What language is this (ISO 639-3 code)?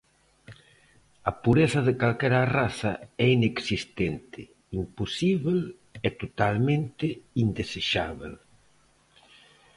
glg